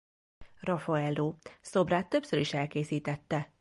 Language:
Hungarian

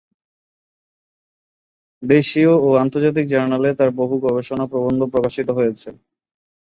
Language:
Bangla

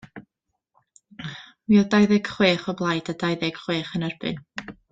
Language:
Welsh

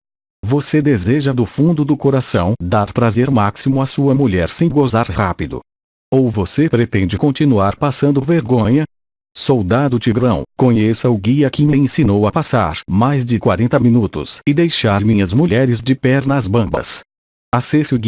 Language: Portuguese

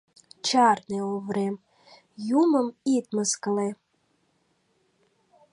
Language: Mari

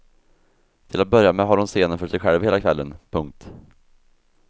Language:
Swedish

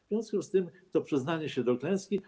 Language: Polish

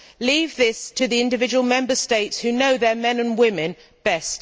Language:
English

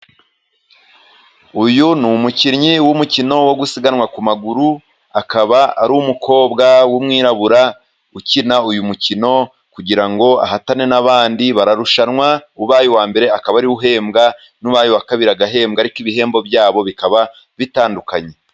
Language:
Kinyarwanda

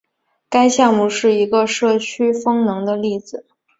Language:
Chinese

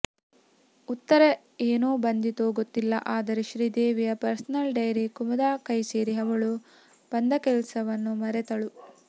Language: Kannada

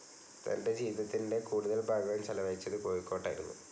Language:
Malayalam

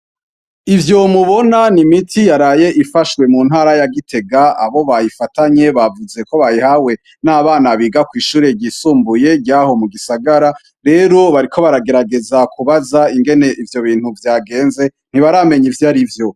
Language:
Rundi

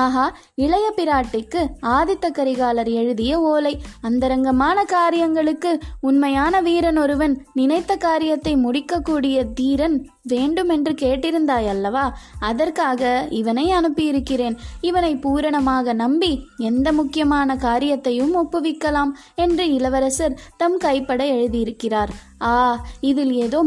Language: Tamil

